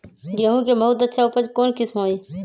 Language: Magahi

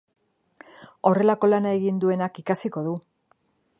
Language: Basque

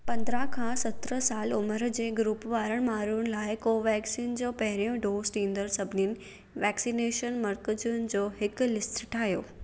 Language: Sindhi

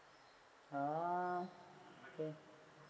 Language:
English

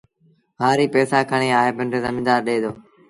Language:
Sindhi Bhil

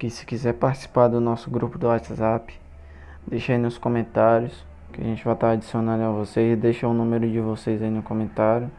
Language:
Portuguese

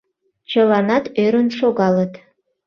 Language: Mari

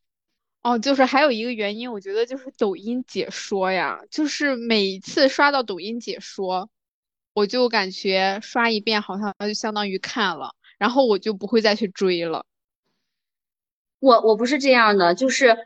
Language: Chinese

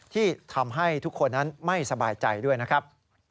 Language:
Thai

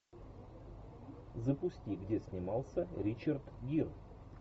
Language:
Russian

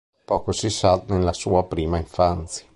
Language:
Italian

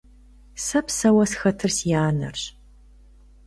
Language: Kabardian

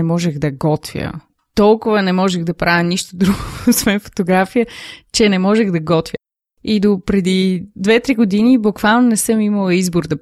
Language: Bulgarian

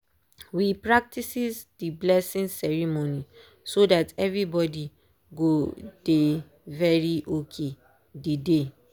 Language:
Nigerian Pidgin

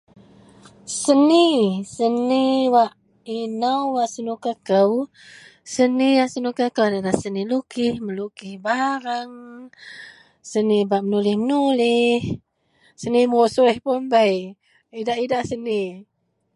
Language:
Central Melanau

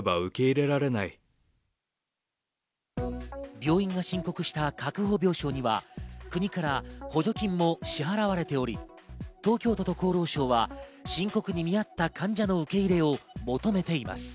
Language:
Japanese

